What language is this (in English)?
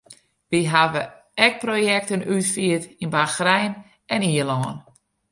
Western Frisian